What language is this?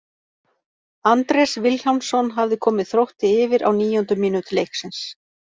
Icelandic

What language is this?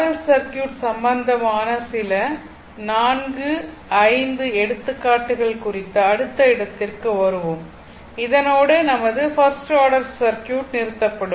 Tamil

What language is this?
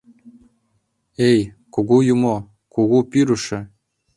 Mari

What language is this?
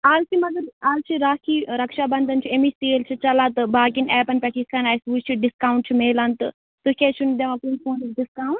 Kashmiri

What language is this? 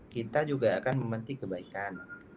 Indonesian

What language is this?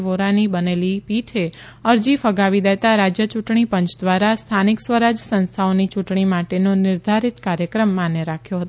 Gujarati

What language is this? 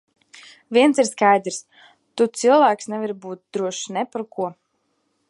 Latvian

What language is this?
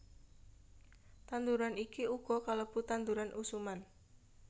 Javanese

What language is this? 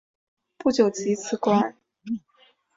Chinese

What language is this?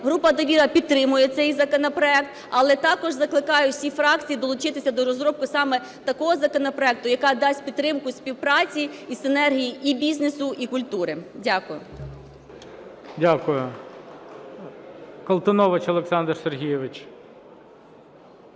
Ukrainian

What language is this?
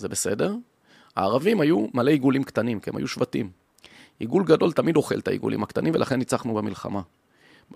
Hebrew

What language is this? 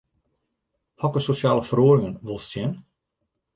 Western Frisian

